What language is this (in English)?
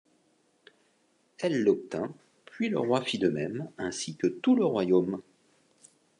French